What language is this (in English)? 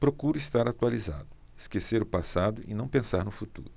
Portuguese